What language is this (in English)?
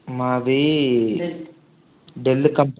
Telugu